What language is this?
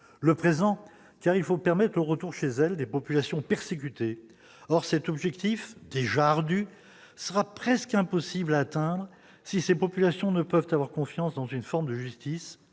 French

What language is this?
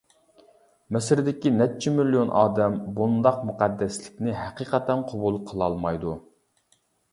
Uyghur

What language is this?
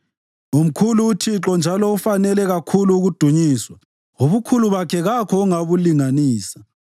North Ndebele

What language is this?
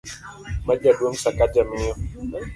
Luo (Kenya and Tanzania)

